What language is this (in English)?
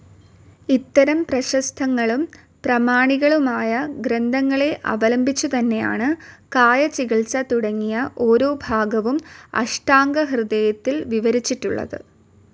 Malayalam